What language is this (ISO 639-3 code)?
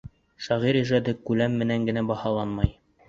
bak